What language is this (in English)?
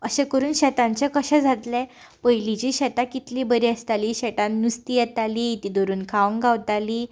Konkani